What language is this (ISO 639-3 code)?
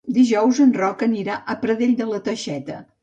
cat